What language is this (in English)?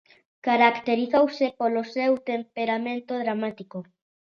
Galician